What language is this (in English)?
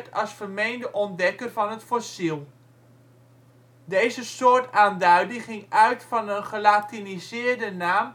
Dutch